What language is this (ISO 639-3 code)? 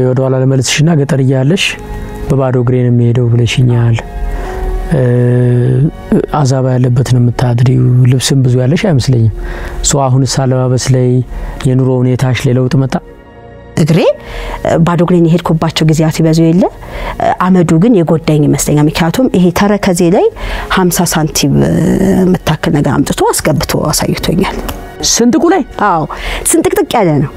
ara